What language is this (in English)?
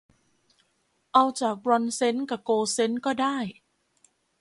Thai